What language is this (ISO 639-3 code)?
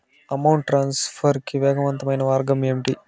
tel